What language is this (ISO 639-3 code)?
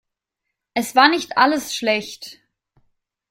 deu